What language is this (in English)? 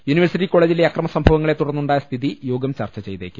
Malayalam